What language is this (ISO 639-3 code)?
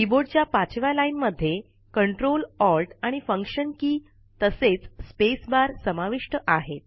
mar